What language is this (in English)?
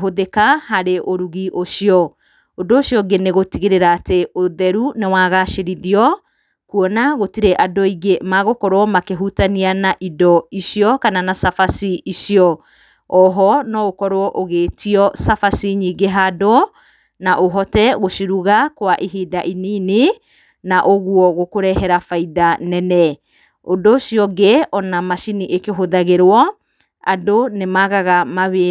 Kikuyu